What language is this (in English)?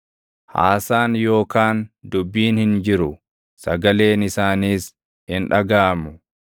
Oromo